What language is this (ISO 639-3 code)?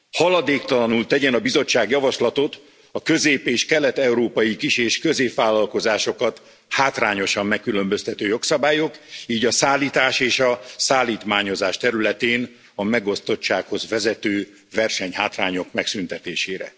hun